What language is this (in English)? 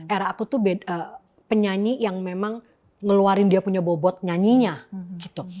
Indonesian